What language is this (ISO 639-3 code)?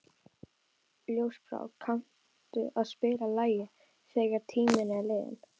isl